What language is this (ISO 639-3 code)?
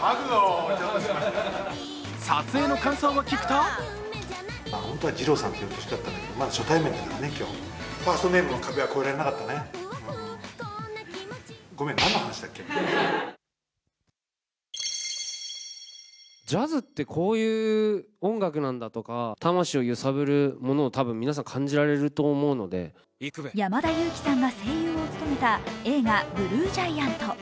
jpn